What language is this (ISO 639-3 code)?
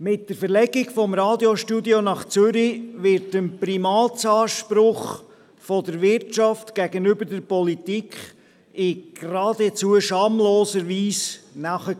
gsw